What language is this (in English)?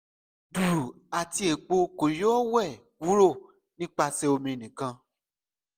Yoruba